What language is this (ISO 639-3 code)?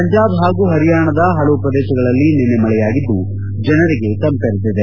kan